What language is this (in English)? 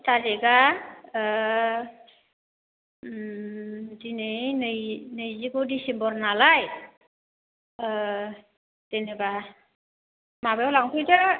Bodo